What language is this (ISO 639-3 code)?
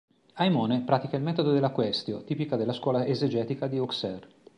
ita